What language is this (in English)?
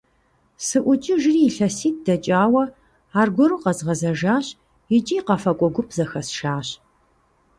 Kabardian